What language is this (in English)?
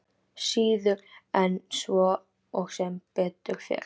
Icelandic